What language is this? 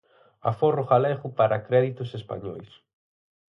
Galician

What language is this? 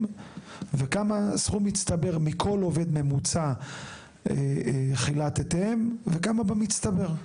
Hebrew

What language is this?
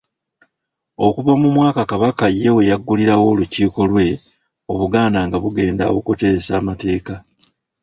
Ganda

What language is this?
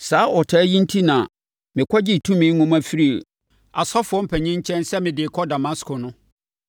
Akan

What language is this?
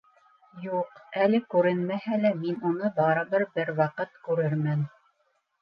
Bashkir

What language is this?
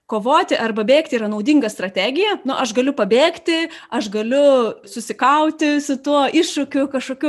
Lithuanian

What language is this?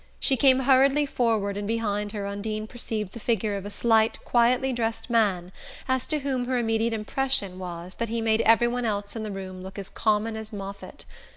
English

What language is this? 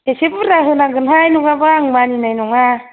Bodo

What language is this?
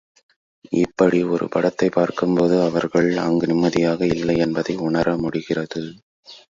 Tamil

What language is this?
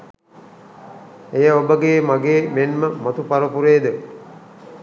Sinhala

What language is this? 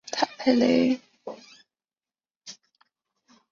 Chinese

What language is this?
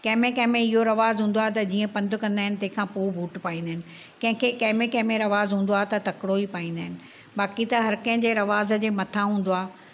Sindhi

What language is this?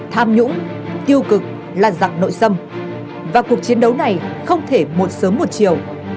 Vietnamese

